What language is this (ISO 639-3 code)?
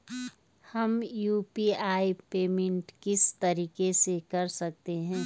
hin